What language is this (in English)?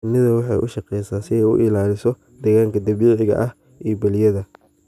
Somali